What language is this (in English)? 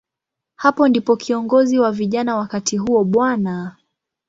Swahili